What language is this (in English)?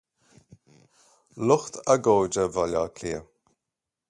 Irish